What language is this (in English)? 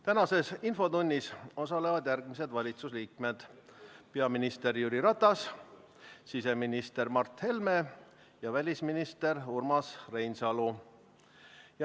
Estonian